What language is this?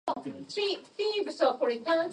English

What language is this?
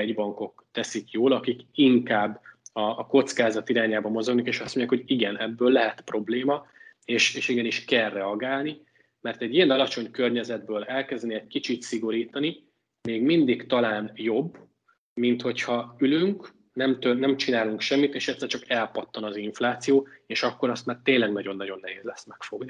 Hungarian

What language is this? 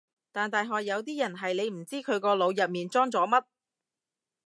Cantonese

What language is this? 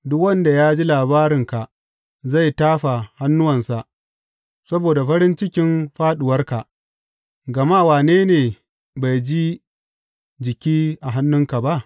Hausa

